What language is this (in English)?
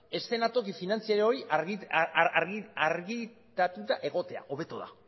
Basque